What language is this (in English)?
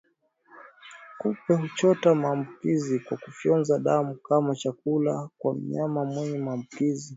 Swahili